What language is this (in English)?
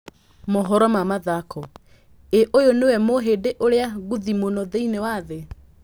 Kikuyu